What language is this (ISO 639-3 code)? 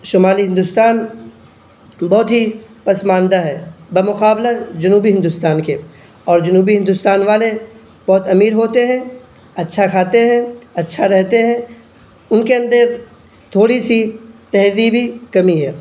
urd